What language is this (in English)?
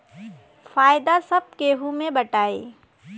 Bhojpuri